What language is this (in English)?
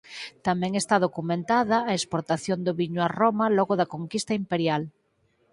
Galician